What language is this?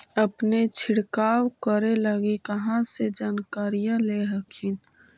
Magahi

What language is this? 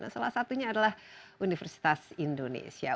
Indonesian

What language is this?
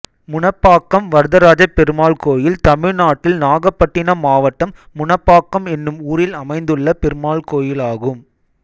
Tamil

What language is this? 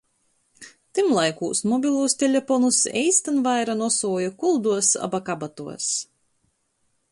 Latgalian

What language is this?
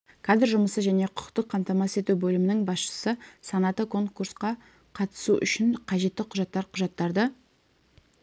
Kazakh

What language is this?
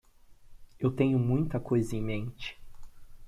Portuguese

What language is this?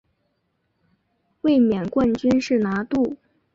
Chinese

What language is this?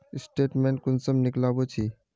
Magahi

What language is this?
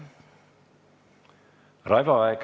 Estonian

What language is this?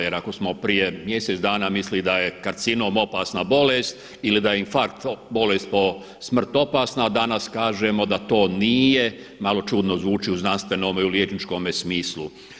Croatian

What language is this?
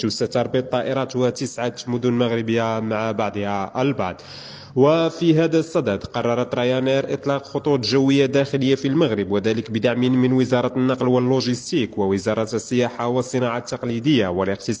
Arabic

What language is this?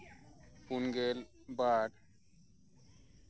Santali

